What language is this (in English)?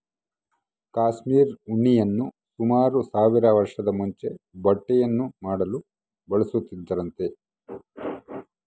Kannada